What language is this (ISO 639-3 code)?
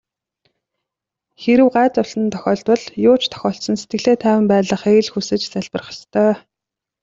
mon